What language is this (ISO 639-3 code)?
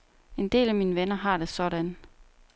dan